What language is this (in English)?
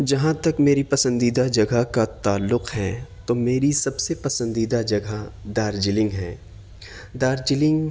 Urdu